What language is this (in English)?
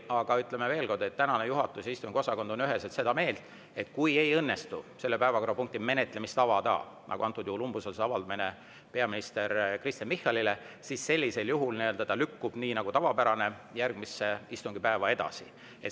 Estonian